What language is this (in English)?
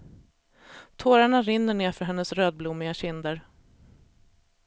Swedish